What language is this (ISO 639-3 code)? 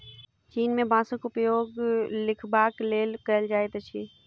mai